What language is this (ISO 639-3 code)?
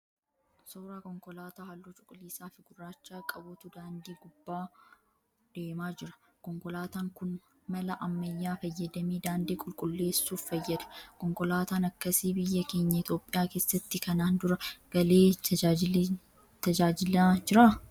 orm